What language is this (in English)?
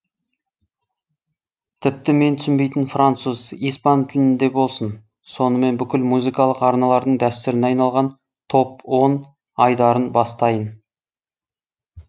Kazakh